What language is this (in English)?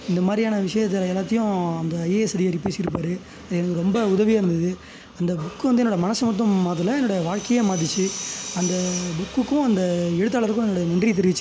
Tamil